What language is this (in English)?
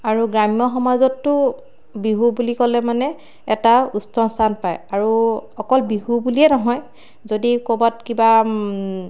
Assamese